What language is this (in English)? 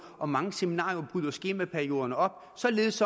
Danish